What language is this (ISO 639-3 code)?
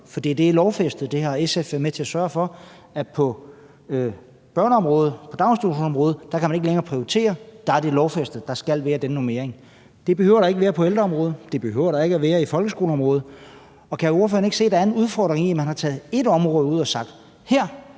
dan